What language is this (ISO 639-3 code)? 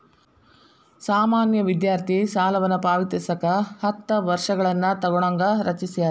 kan